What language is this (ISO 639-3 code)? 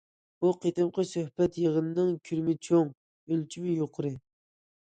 uig